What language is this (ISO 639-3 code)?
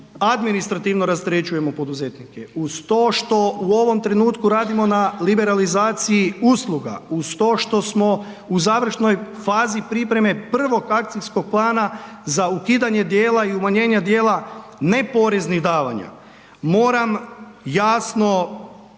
hrv